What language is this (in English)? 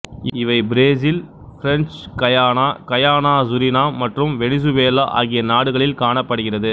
Tamil